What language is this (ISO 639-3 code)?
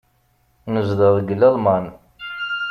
kab